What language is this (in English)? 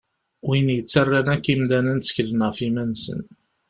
Kabyle